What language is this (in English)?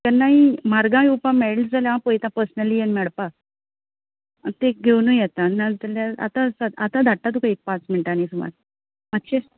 Konkani